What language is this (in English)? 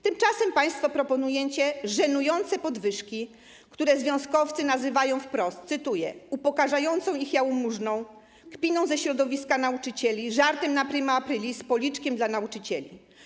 Polish